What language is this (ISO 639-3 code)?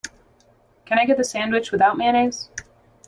eng